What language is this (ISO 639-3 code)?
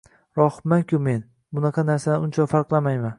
uzb